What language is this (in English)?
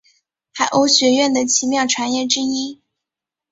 Chinese